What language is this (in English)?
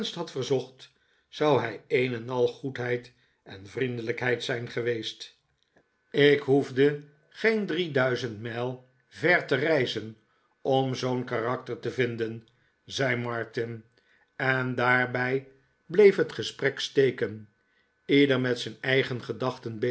Dutch